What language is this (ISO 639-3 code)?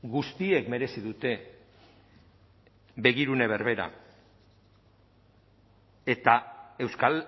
eus